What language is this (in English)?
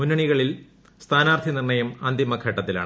Malayalam